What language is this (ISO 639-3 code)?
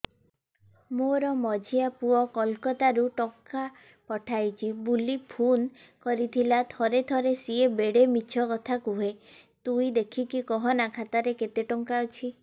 ori